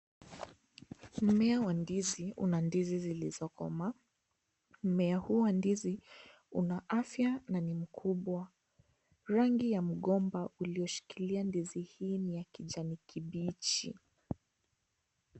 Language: Swahili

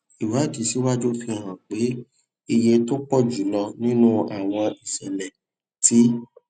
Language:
Yoruba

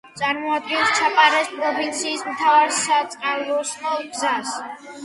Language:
Georgian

